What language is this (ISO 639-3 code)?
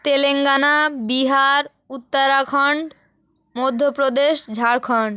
ben